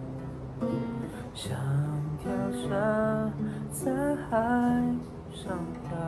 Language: Chinese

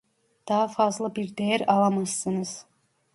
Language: Turkish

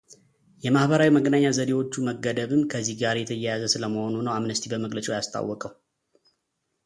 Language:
Amharic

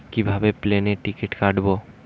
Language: Bangla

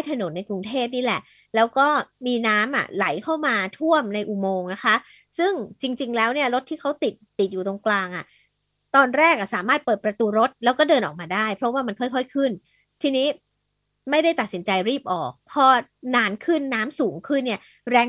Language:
Thai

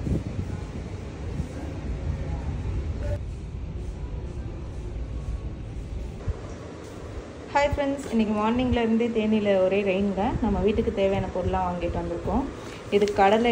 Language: Tamil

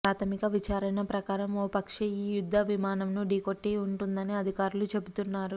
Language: Telugu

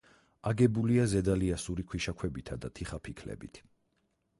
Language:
Georgian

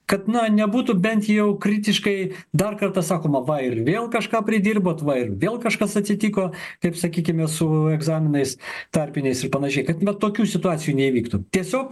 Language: Lithuanian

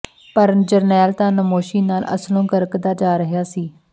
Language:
Punjabi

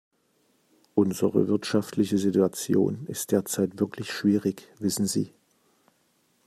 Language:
German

